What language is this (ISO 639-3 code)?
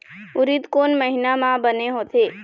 hne